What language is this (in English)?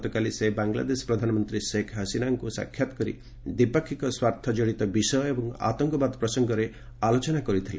Odia